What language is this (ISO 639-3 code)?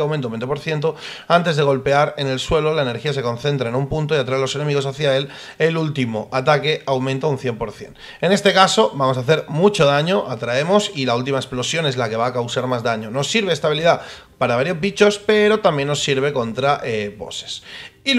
spa